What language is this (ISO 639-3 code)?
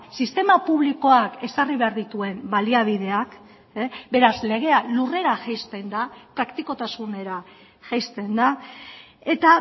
eus